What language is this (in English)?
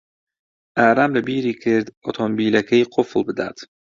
Central Kurdish